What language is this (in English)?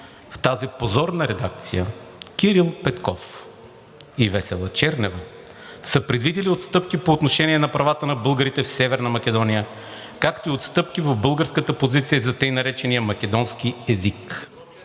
Bulgarian